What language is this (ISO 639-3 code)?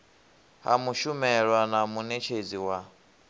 ven